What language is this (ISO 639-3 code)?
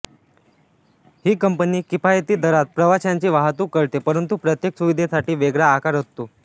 mar